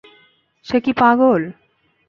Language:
Bangla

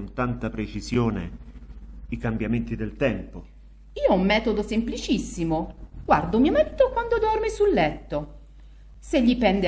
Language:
Italian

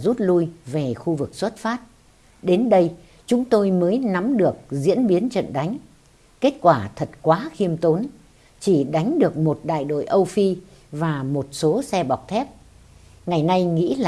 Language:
Vietnamese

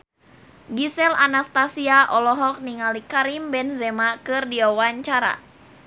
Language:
Sundanese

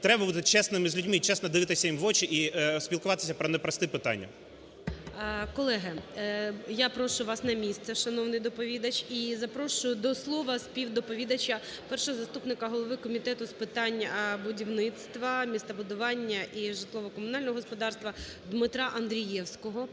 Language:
Ukrainian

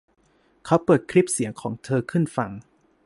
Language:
Thai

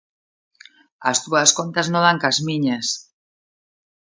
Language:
Galician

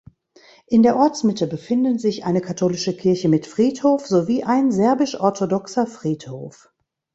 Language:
German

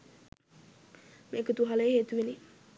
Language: Sinhala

